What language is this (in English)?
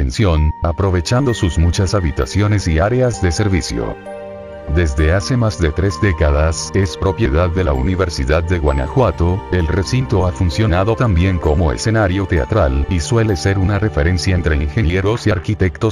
Spanish